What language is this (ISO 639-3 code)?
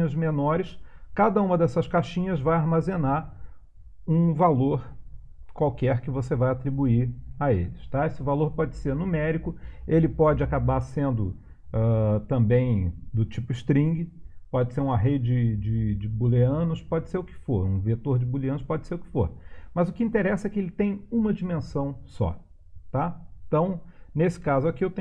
por